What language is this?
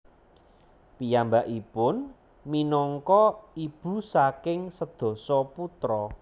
Javanese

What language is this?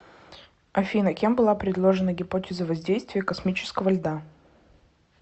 Russian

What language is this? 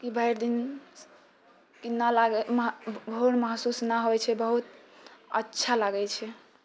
Maithili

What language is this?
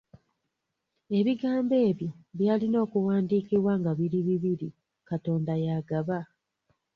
Ganda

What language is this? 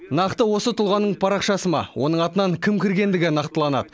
Kazakh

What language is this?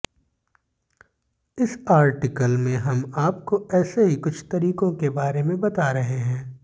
Hindi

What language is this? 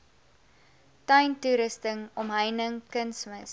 Afrikaans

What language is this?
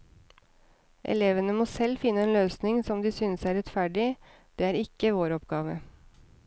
Norwegian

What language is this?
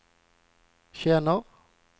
Swedish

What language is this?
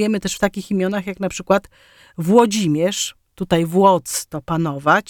Polish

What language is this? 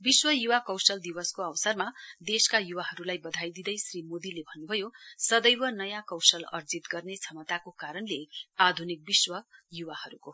Nepali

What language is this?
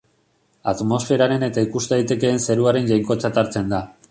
Basque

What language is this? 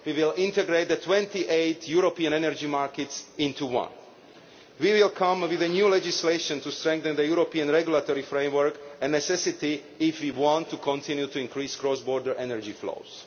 English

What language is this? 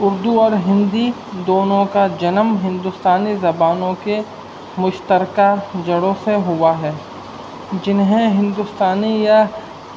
Urdu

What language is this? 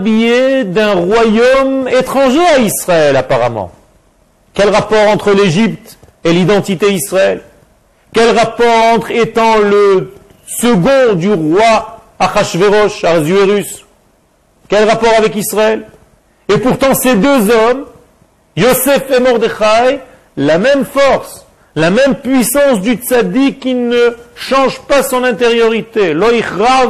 French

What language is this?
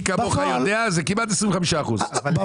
Hebrew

